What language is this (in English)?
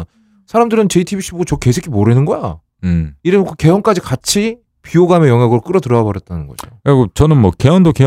Korean